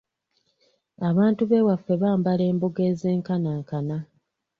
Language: Ganda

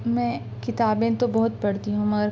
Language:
Urdu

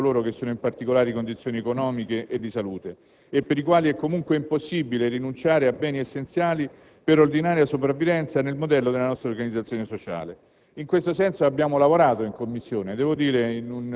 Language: Italian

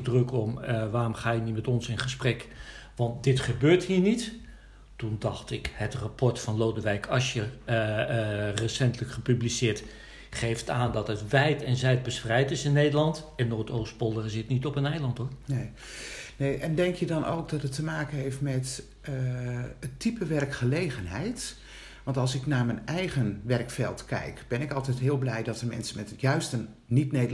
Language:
Dutch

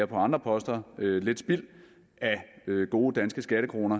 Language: Danish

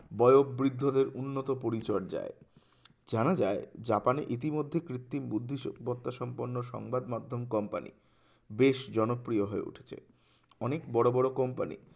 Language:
Bangla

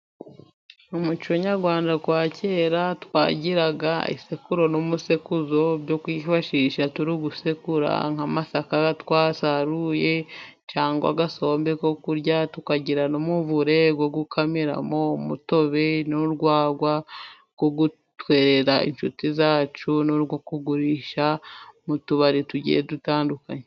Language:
Kinyarwanda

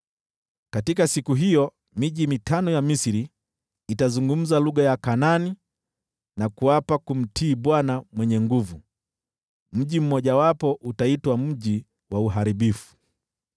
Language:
Swahili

